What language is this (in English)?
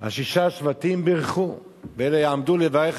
Hebrew